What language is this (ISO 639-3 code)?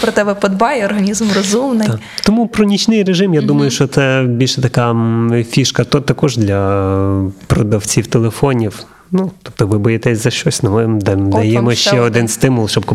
ukr